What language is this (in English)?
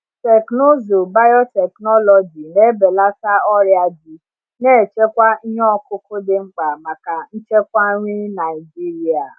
Igbo